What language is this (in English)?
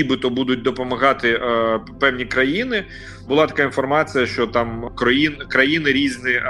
Ukrainian